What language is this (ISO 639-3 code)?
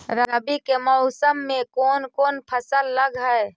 mag